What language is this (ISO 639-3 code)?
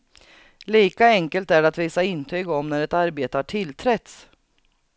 swe